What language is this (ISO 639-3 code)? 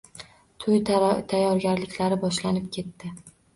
uzb